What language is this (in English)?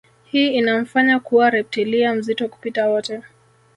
Swahili